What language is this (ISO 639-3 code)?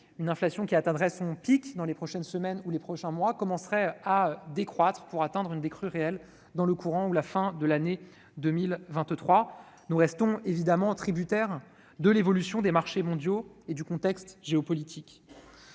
fra